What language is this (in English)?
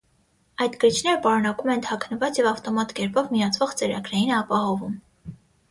Armenian